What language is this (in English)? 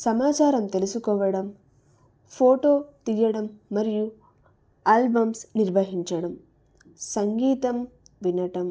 Telugu